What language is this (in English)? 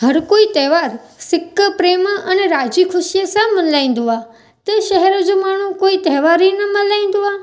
Sindhi